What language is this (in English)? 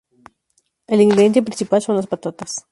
Spanish